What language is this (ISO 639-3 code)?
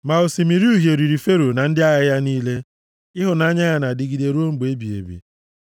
ibo